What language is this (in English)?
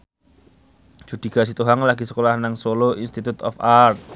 Javanese